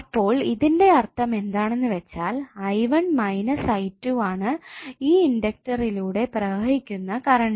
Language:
Malayalam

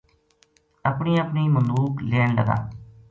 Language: Gujari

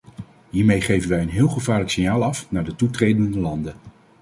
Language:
Dutch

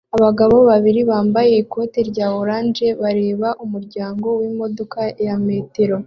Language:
Kinyarwanda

